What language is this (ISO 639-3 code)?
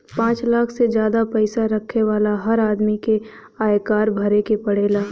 bho